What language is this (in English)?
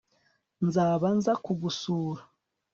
Kinyarwanda